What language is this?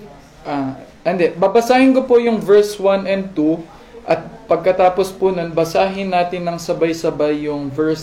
Filipino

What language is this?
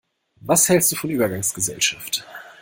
German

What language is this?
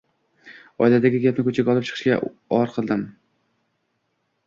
Uzbek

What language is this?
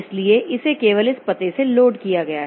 Hindi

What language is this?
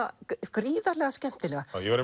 Icelandic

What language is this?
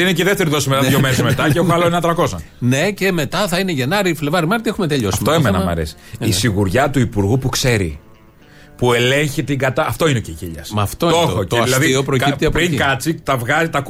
Greek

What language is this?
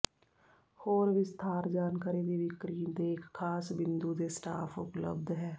Punjabi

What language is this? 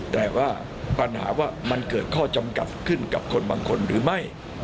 Thai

